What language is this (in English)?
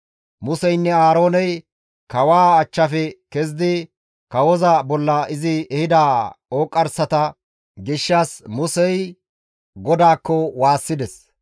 Gamo